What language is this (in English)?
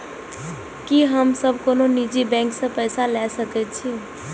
Maithili